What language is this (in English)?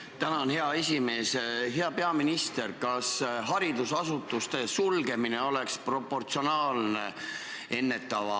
Estonian